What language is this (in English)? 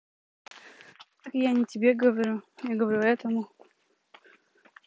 Russian